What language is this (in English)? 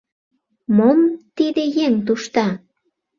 Mari